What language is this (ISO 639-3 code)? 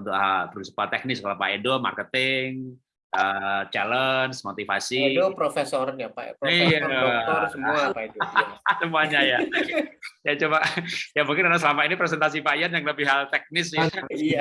ind